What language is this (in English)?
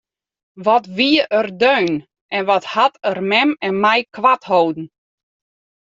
Western Frisian